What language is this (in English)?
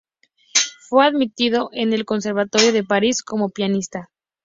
Spanish